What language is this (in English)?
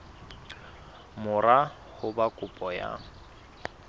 Southern Sotho